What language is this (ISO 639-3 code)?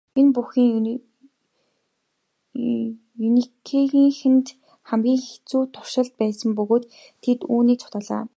mon